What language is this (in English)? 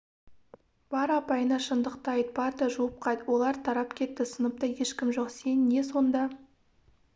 Kazakh